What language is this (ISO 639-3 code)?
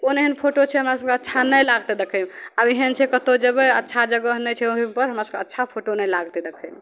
mai